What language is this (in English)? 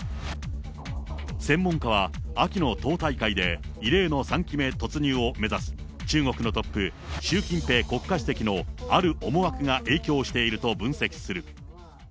Japanese